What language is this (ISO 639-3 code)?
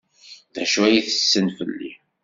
kab